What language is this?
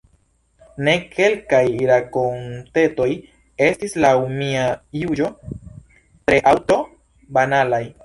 Esperanto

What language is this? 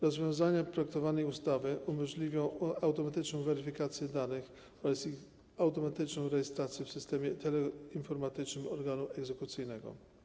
Polish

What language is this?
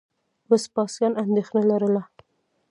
Pashto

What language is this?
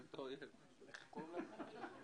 Hebrew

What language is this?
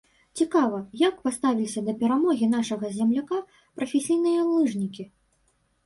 Belarusian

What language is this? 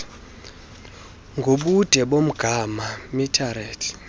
Xhosa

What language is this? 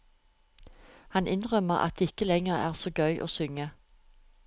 Norwegian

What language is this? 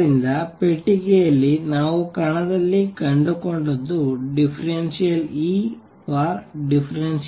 Kannada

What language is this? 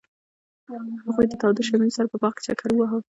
Pashto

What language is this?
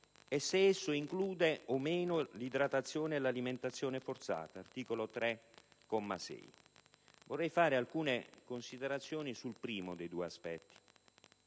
Italian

